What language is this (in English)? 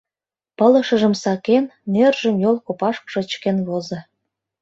Mari